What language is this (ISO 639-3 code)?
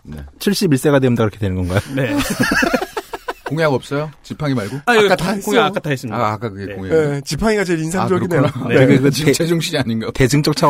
kor